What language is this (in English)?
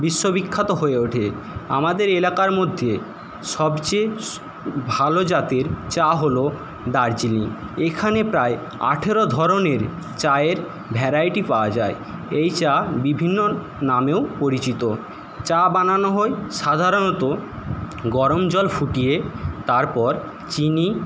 Bangla